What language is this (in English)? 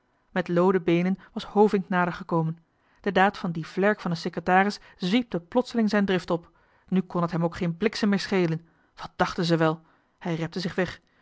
Dutch